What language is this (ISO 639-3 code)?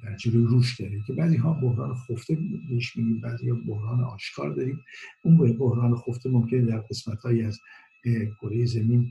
fas